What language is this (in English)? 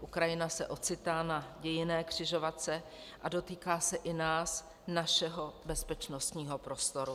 Czech